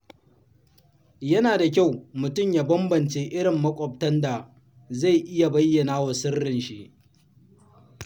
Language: Hausa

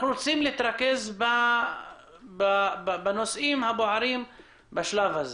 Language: Hebrew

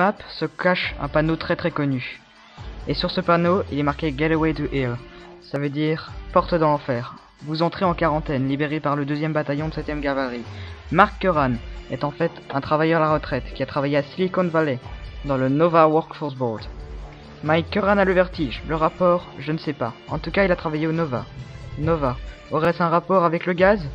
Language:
French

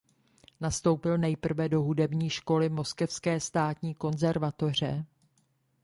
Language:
Czech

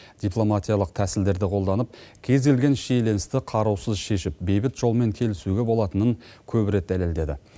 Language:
Kazakh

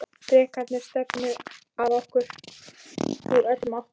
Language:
Icelandic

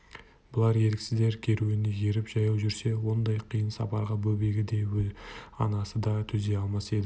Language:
Kazakh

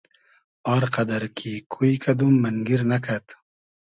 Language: Hazaragi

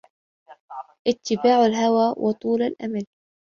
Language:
Arabic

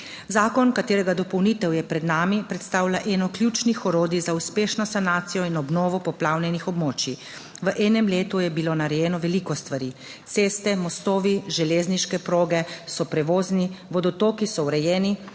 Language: Slovenian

